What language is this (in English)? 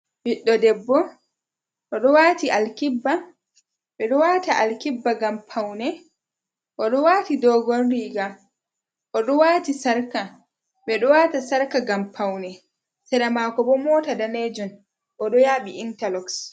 Fula